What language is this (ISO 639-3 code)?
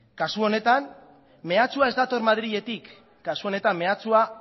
eus